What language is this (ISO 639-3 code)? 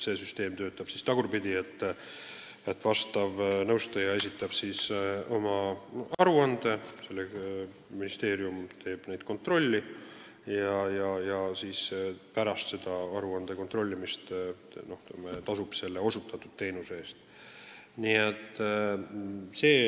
est